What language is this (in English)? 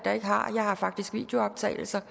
Danish